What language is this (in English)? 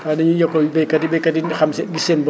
Wolof